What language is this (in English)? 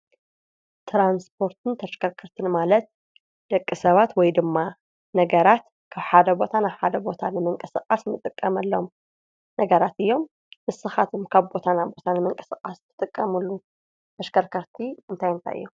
Tigrinya